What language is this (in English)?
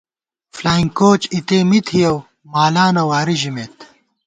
Gawar-Bati